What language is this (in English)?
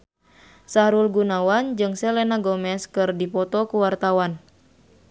Sundanese